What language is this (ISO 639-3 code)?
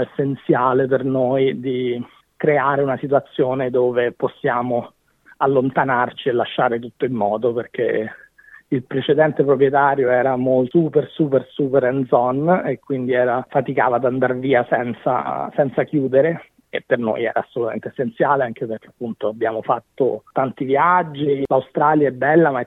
ita